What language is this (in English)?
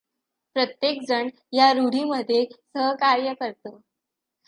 Marathi